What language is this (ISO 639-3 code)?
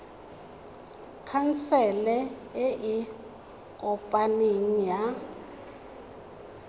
tsn